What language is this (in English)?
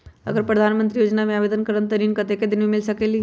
Magahi